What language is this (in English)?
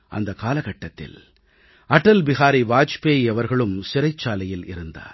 Tamil